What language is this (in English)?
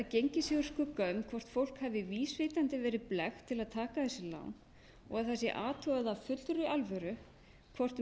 Icelandic